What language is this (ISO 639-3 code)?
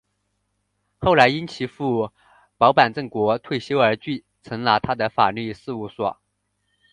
zho